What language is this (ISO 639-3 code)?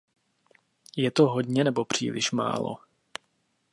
ces